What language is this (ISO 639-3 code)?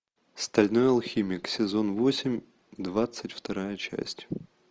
rus